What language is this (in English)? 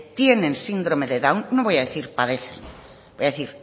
Spanish